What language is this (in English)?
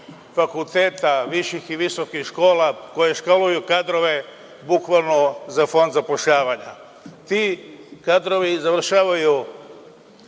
Serbian